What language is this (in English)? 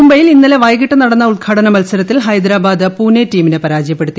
Malayalam